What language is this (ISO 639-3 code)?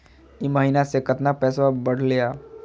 mag